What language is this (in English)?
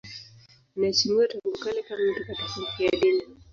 Swahili